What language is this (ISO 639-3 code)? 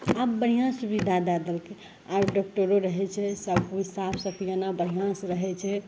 mai